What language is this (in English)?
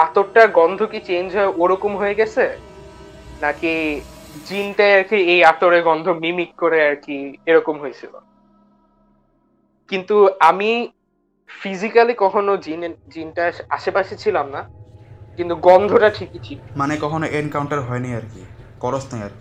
Bangla